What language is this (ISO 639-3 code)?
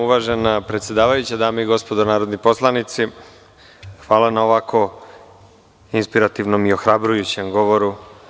srp